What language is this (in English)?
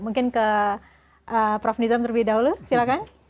Indonesian